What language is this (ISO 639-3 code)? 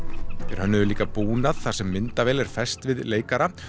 isl